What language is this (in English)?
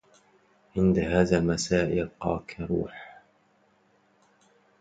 Arabic